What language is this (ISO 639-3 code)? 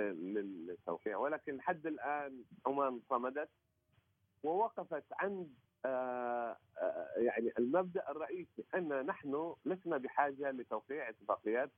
ara